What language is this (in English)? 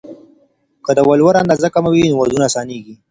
Pashto